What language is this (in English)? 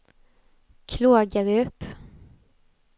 Swedish